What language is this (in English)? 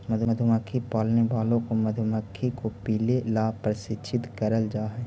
Magahi